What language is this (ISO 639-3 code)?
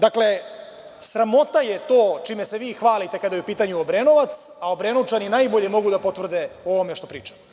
srp